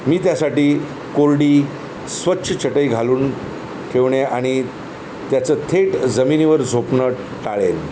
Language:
Marathi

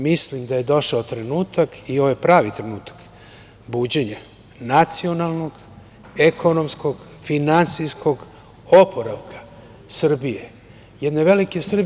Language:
Serbian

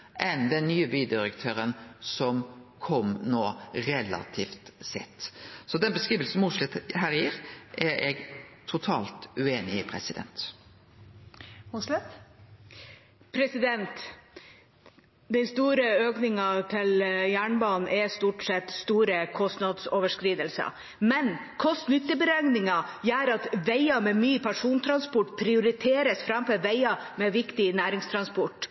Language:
Norwegian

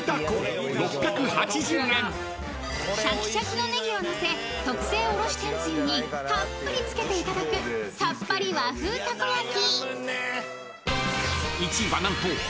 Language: Japanese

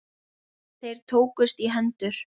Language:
Icelandic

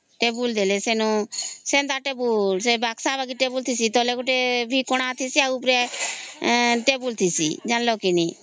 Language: Odia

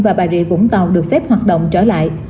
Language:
Vietnamese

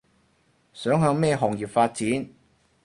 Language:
Cantonese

